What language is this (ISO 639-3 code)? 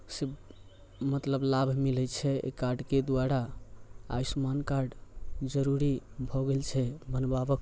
mai